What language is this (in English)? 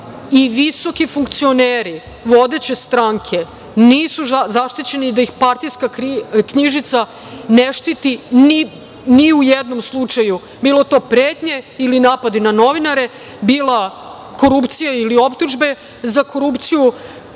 Serbian